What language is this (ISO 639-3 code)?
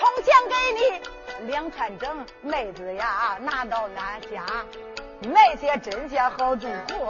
zho